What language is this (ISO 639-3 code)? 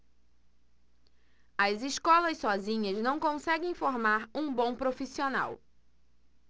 por